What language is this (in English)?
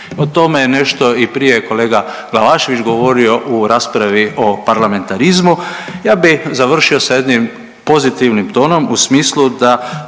Croatian